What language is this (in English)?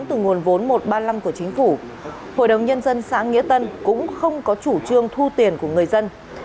Vietnamese